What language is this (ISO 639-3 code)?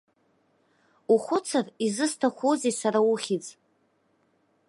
abk